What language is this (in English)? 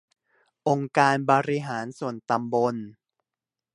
Thai